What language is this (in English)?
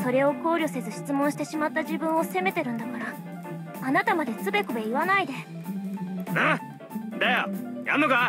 Japanese